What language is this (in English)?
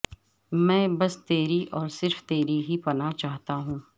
Urdu